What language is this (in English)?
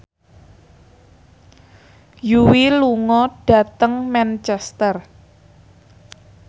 Javanese